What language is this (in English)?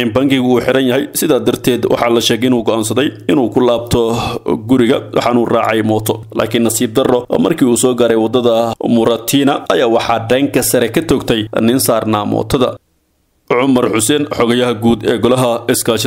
Arabic